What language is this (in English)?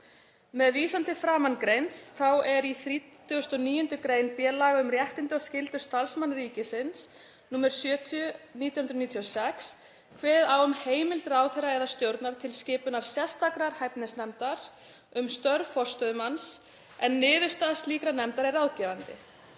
Icelandic